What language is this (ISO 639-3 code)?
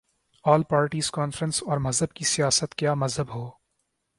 urd